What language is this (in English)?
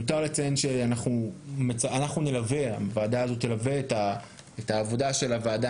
Hebrew